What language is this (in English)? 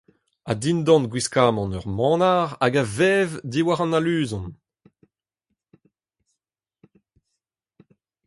Breton